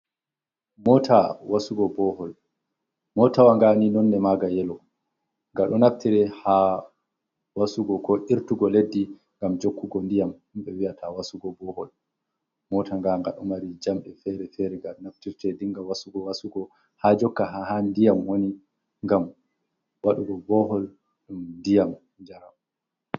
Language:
Fula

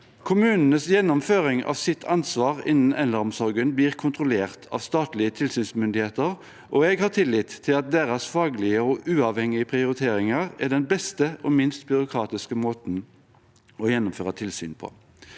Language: Norwegian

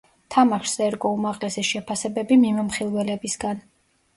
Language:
Georgian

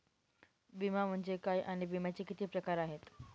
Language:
Marathi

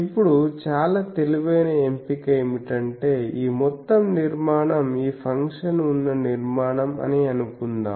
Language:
Telugu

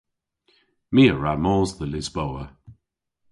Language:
Cornish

